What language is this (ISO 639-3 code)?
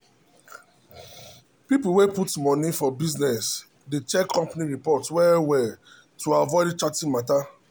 pcm